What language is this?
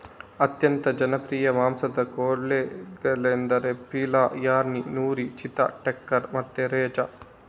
Kannada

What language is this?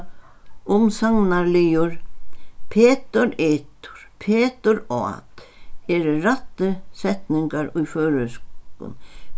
Faroese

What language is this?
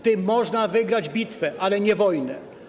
Polish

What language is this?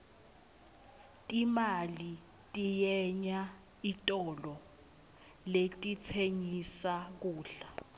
Swati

